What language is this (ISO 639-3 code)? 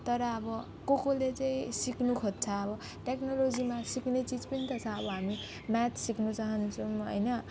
nep